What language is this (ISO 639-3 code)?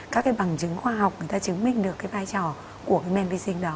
vie